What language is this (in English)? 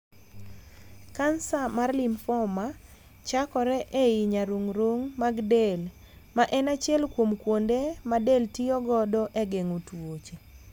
Luo (Kenya and Tanzania)